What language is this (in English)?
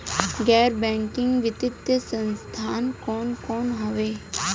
Bhojpuri